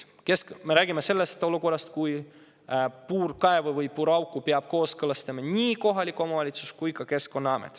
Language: Estonian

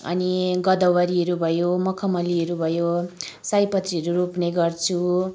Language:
Nepali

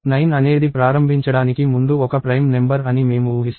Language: Telugu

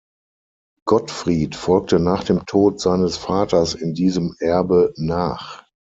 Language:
German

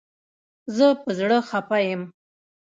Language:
Pashto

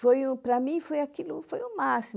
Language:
Portuguese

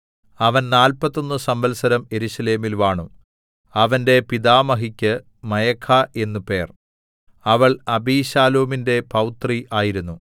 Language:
Malayalam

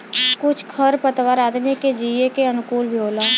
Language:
Bhojpuri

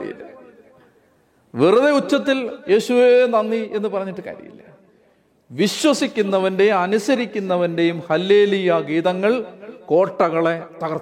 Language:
Malayalam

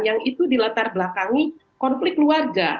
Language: Indonesian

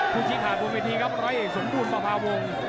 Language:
Thai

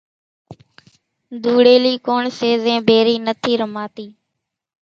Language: Kachi Koli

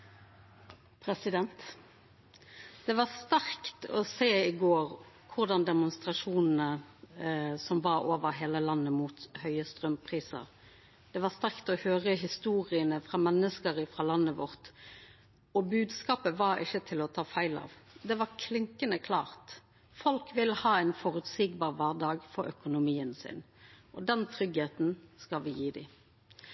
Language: Norwegian Nynorsk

